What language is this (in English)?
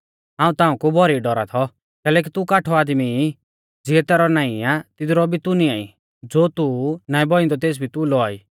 Mahasu Pahari